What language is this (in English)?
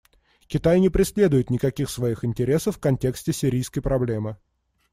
Russian